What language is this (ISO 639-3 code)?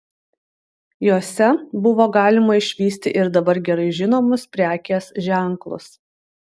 lit